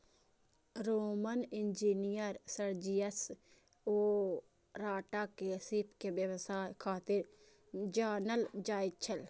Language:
Maithili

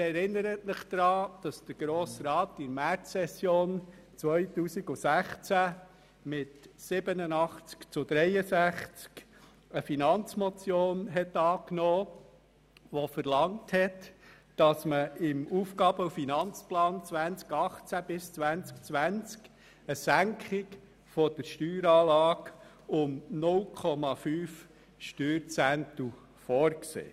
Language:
Swiss German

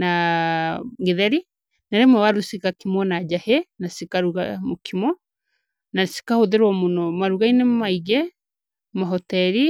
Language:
Kikuyu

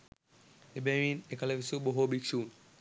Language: Sinhala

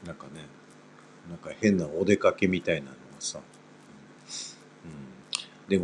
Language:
Japanese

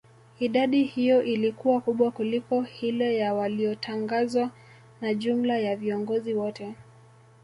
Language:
Swahili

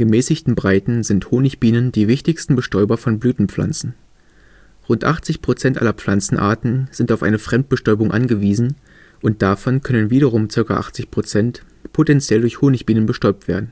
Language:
German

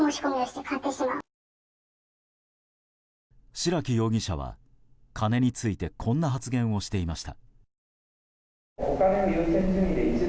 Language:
Japanese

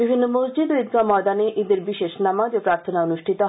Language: Bangla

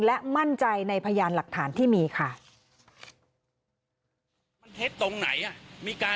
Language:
Thai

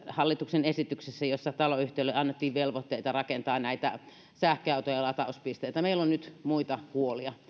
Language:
Finnish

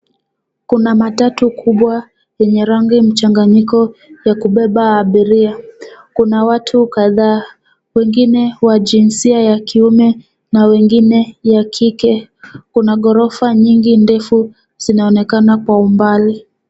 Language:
Swahili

